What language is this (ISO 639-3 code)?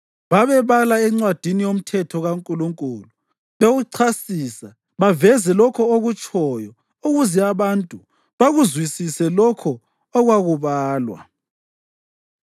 nde